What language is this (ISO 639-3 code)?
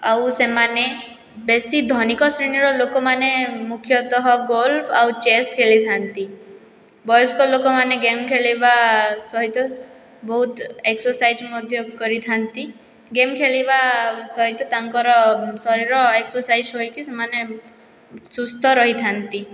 ori